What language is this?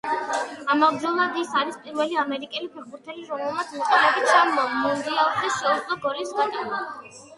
Georgian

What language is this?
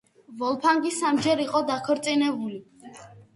Georgian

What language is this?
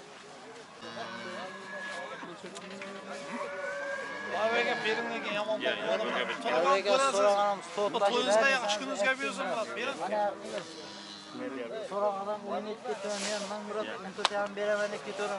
Turkish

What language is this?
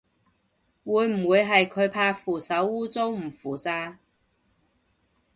Cantonese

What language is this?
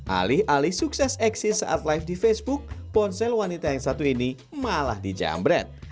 Indonesian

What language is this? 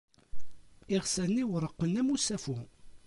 Kabyle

